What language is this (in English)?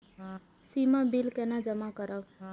Maithili